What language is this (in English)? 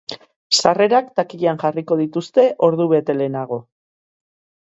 Basque